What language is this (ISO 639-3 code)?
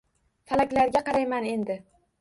uzb